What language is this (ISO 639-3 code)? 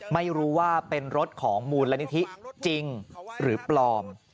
tha